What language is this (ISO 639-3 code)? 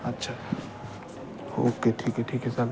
mar